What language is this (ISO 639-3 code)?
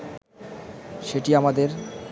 ben